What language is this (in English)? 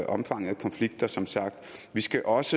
Danish